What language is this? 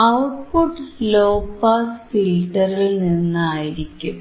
Malayalam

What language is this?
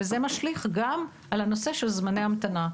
Hebrew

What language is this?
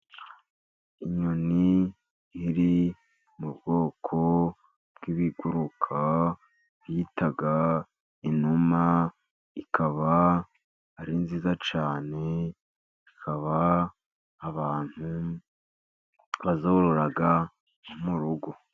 Kinyarwanda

